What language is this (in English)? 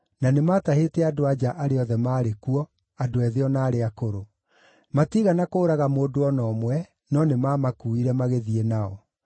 Kikuyu